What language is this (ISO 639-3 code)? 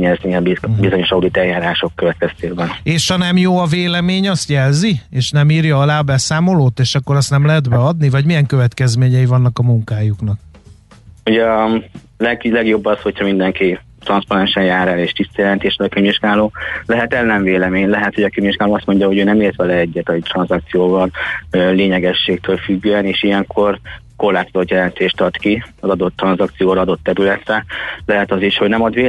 hun